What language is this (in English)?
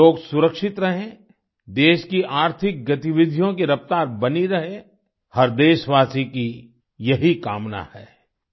Hindi